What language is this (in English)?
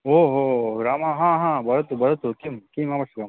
Sanskrit